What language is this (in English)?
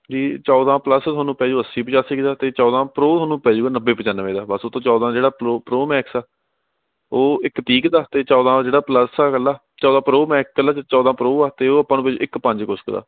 Punjabi